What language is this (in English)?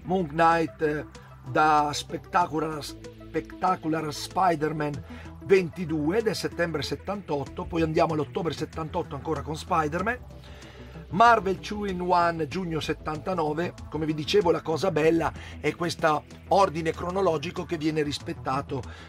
Italian